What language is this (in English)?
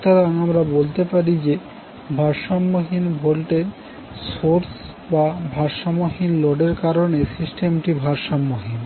Bangla